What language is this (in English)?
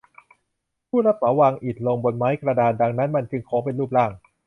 Thai